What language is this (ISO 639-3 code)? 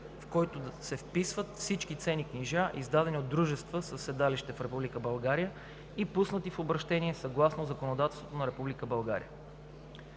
bul